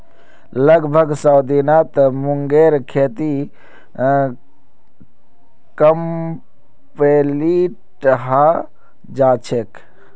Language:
Magahi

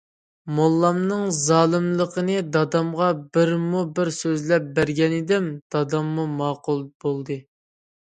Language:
Uyghur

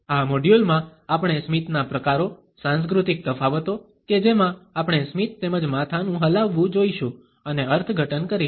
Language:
Gujarati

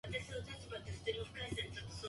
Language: Japanese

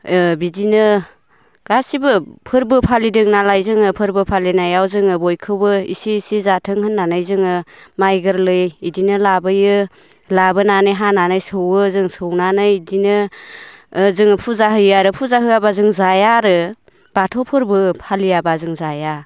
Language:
Bodo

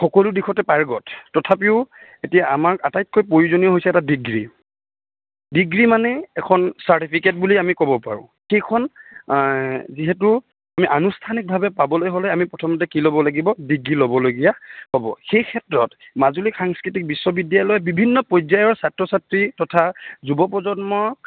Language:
Assamese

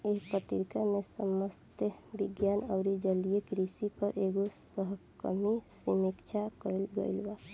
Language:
Bhojpuri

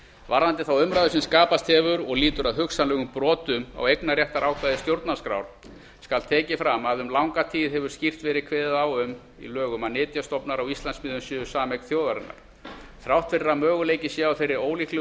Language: Icelandic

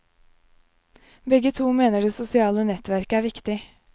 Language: Norwegian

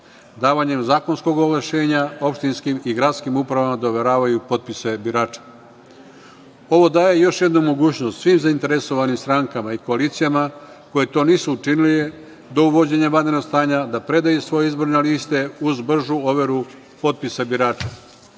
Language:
Serbian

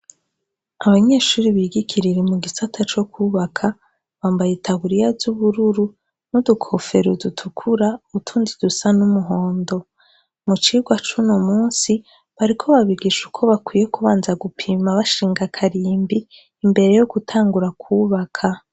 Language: Rundi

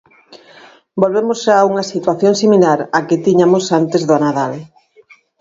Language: Galician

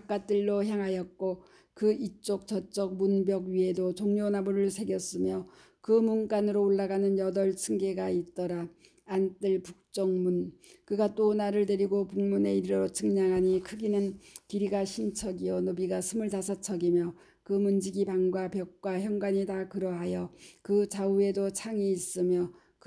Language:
Korean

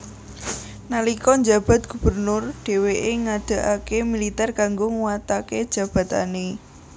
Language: Javanese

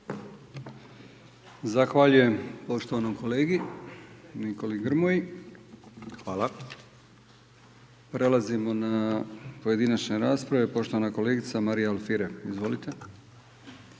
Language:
Croatian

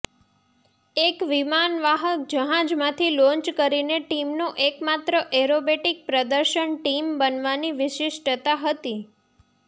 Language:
Gujarati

